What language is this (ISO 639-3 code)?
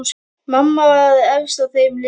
isl